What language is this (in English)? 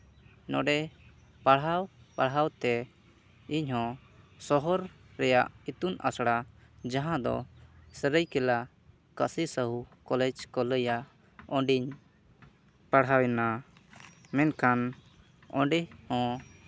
Santali